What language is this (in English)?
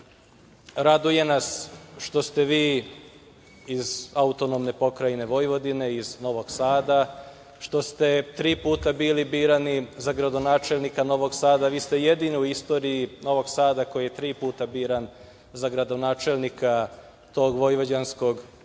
Serbian